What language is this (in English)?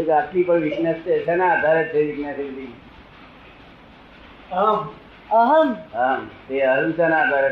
Gujarati